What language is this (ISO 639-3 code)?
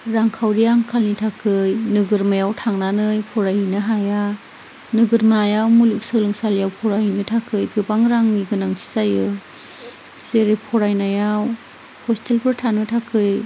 brx